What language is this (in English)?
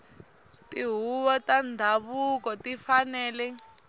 Tsonga